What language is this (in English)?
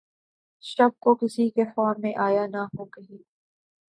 Urdu